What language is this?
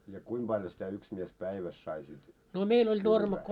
Finnish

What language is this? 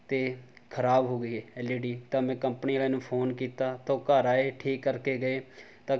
Punjabi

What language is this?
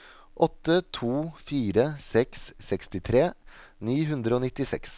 Norwegian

